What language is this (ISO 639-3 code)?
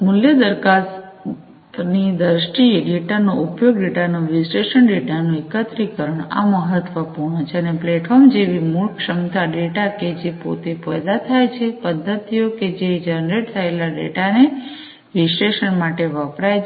guj